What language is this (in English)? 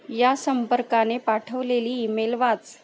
Marathi